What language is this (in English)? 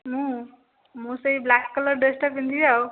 Odia